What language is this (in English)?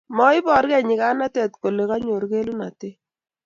Kalenjin